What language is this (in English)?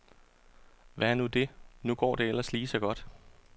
Danish